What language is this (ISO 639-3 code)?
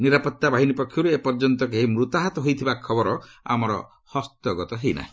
ori